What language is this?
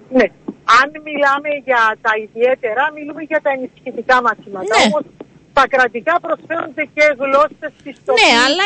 Greek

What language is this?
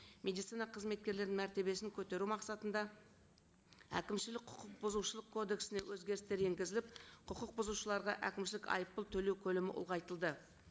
Kazakh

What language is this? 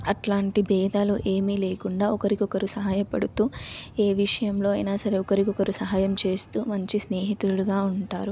Telugu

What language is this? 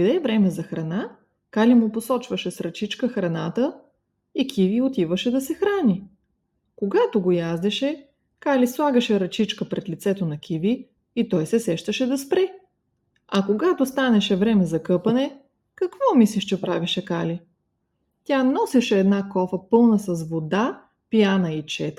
Bulgarian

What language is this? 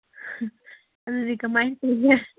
Manipuri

